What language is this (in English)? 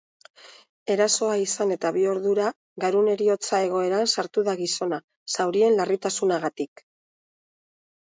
Basque